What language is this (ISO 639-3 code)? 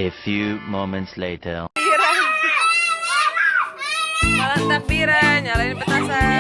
ind